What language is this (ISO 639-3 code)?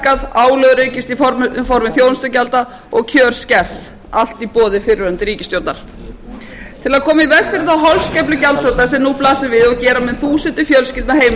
isl